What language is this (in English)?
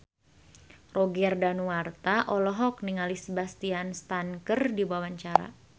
Sundanese